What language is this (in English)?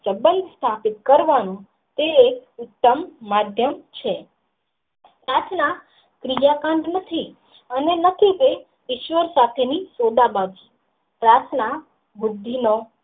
Gujarati